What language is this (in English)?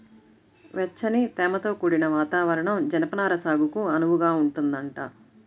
Telugu